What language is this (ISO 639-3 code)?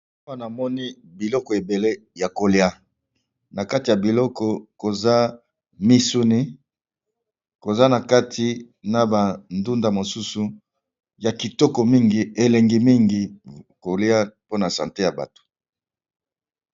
lin